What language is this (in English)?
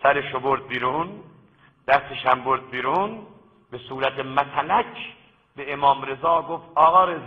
Persian